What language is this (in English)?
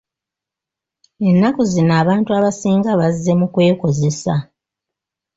Ganda